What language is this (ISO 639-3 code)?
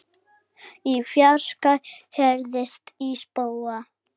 isl